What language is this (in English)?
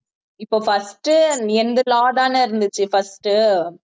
Tamil